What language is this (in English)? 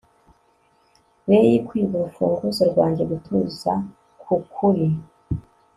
Kinyarwanda